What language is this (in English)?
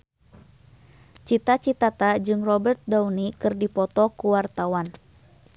Sundanese